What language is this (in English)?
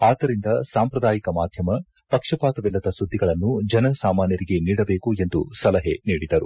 Kannada